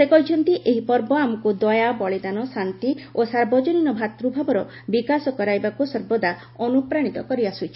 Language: Odia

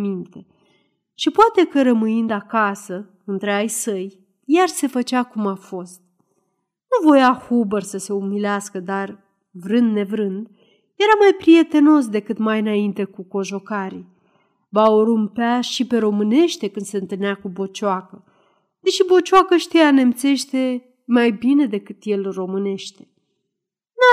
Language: Romanian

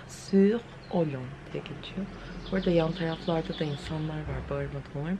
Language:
Turkish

